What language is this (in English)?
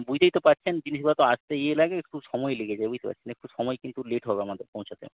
Bangla